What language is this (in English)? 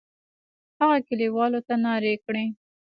Pashto